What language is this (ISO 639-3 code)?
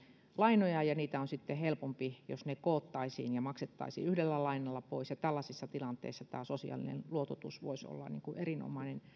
fin